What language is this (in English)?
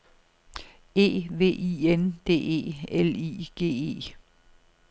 Danish